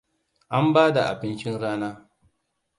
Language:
Hausa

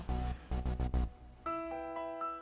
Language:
Indonesian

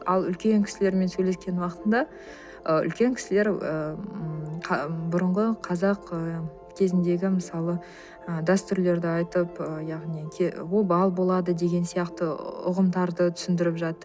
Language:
Kazakh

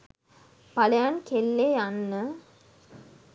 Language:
Sinhala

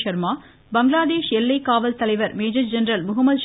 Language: Tamil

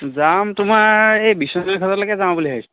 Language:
Assamese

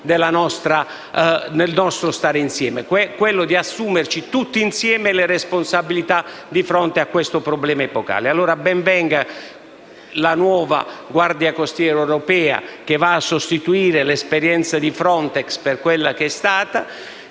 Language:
Italian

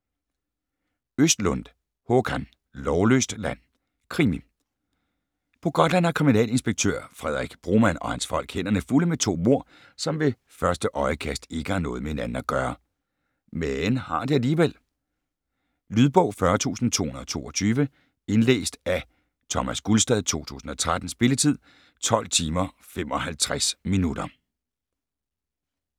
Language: Danish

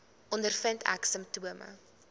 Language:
Afrikaans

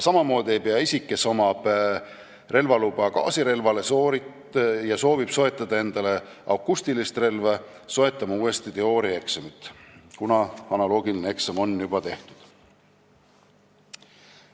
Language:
Estonian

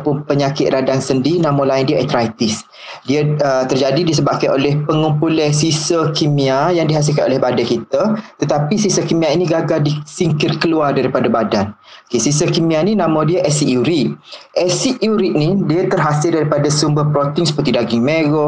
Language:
Malay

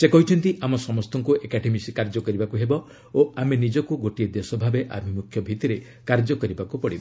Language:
Odia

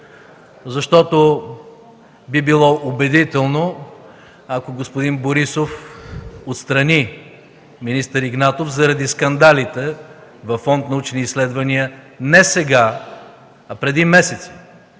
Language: Bulgarian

